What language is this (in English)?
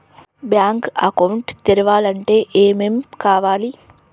Telugu